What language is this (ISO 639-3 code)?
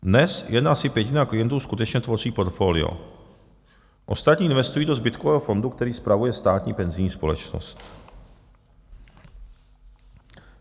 ces